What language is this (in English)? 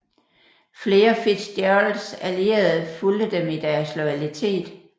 Danish